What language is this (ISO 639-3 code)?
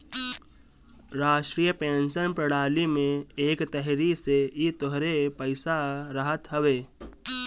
bho